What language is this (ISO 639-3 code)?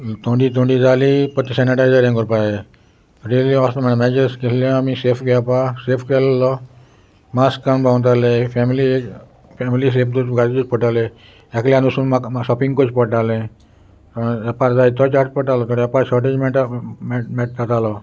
kok